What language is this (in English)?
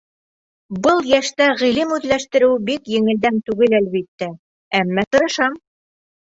Bashkir